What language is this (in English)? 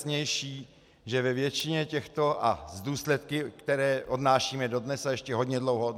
Czech